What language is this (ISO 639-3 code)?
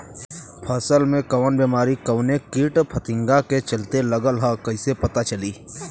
bho